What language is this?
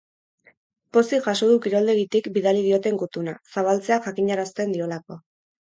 Basque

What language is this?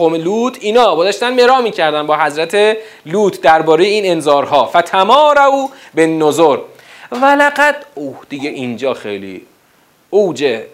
Persian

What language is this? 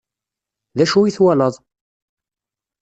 Kabyle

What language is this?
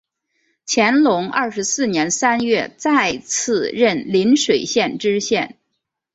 Chinese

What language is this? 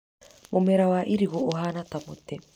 Kikuyu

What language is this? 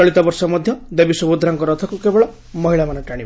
Odia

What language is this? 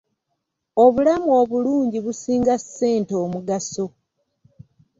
Ganda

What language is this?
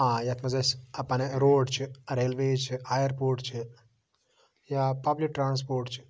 Kashmiri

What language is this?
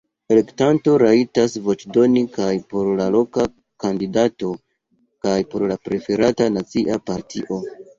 Esperanto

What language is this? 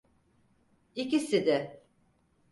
Turkish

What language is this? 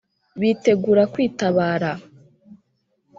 Kinyarwanda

